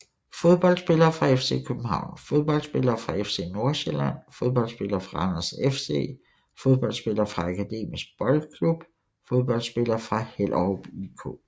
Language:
Danish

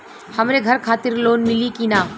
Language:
Bhojpuri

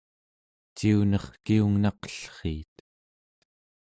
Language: Central Yupik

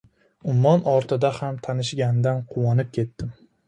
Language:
Uzbek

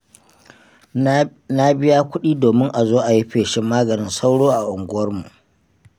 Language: Hausa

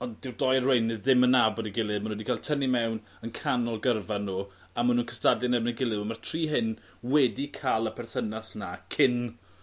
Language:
Welsh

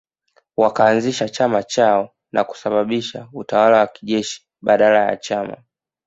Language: Swahili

